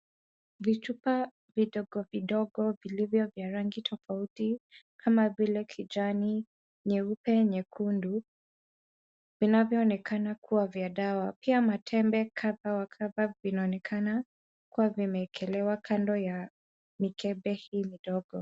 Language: Swahili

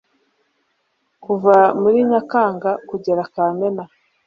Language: Kinyarwanda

